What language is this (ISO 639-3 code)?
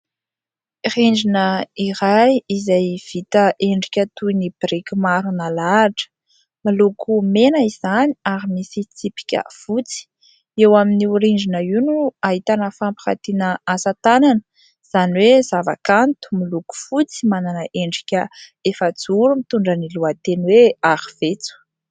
mlg